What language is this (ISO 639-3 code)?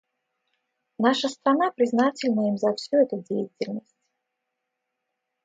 rus